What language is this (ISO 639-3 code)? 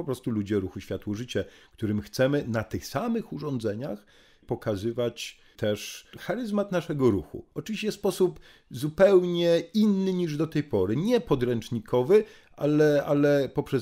pol